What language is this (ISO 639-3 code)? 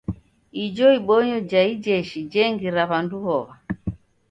dav